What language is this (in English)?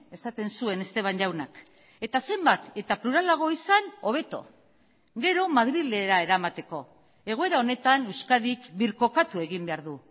Basque